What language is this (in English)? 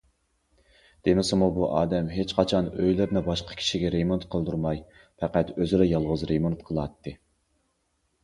Uyghur